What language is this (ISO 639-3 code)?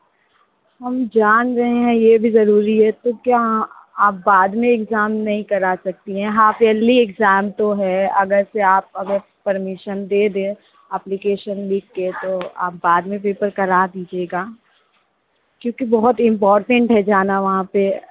hin